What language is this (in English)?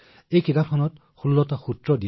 Assamese